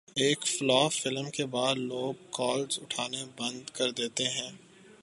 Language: Urdu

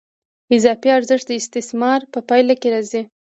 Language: Pashto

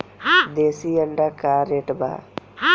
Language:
Bhojpuri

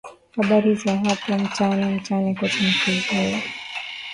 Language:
Swahili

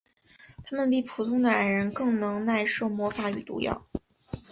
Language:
Chinese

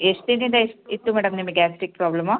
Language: Kannada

